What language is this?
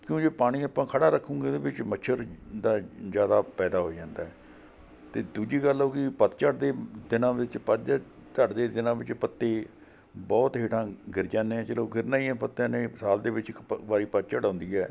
Punjabi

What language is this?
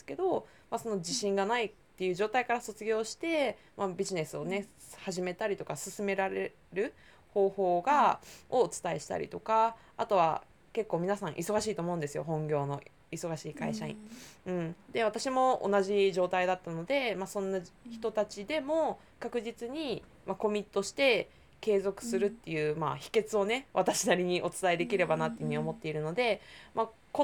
Japanese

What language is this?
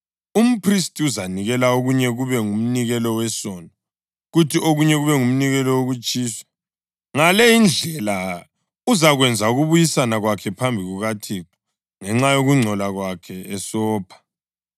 North Ndebele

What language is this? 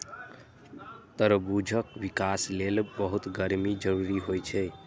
Maithili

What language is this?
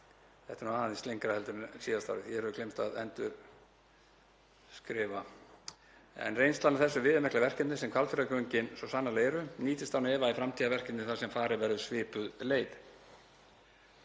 Icelandic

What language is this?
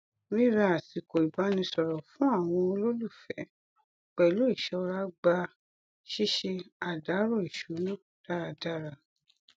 Yoruba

